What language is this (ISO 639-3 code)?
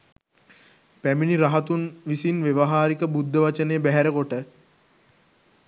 sin